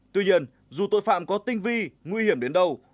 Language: Vietnamese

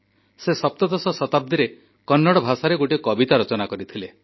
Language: Odia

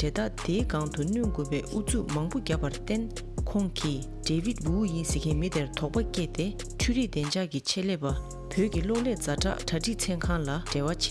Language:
Korean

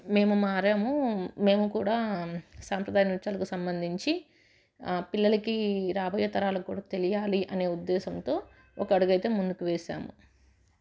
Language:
Telugu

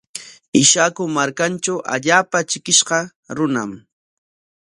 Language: Corongo Ancash Quechua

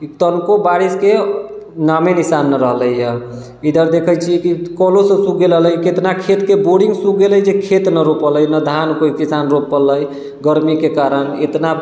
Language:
Maithili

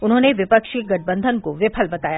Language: Hindi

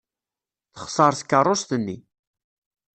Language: Kabyle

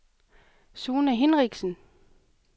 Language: Danish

